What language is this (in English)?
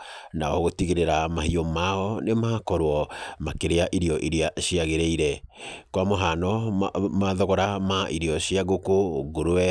Kikuyu